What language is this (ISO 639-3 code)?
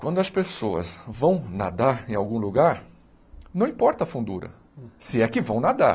por